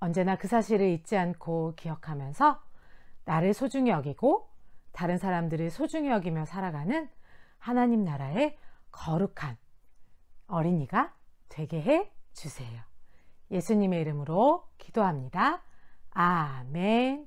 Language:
Korean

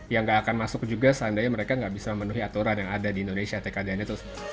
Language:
Indonesian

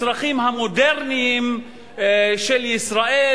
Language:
Hebrew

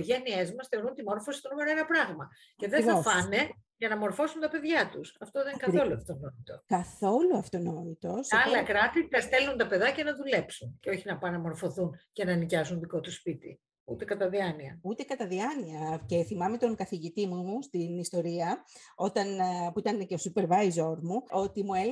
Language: Greek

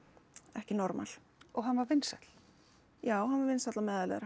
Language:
Icelandic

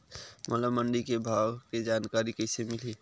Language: Chhattisgarhi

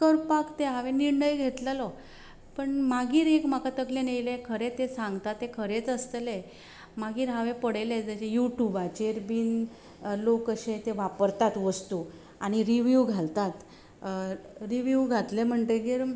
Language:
Konkani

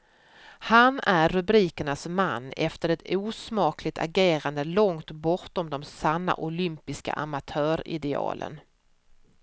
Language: Swedish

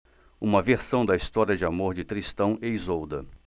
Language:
Portuguese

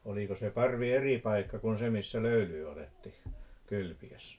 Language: Finnish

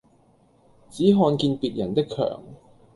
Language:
Cantonese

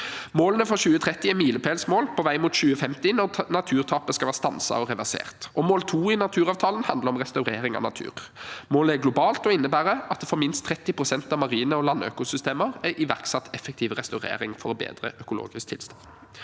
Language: Norwegian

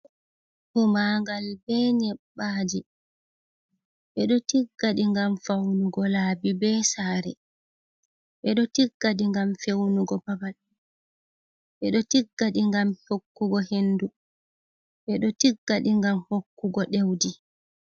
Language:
Fula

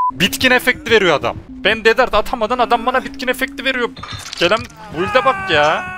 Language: Turkish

